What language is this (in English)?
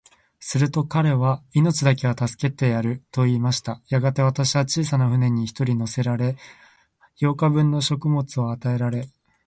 Japanese